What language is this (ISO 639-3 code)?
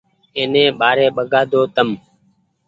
gig